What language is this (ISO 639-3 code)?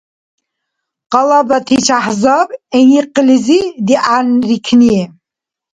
dar